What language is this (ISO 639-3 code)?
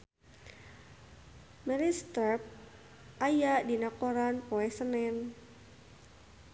sun